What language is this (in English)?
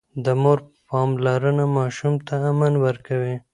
Pashto